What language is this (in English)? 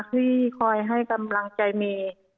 Thai